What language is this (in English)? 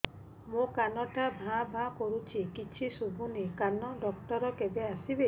Odia